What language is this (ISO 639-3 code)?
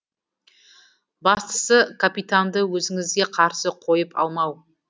kaz